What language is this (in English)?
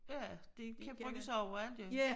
Danish